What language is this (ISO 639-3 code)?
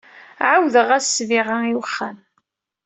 kab